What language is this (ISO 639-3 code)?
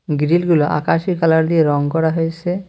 ben